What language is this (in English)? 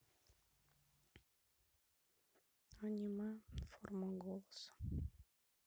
Russian